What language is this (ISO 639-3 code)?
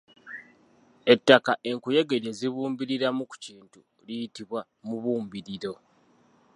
lug